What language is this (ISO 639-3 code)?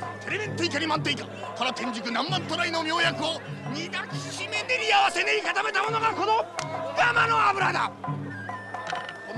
jpn